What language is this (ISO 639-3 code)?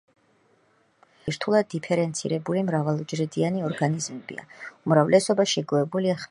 kat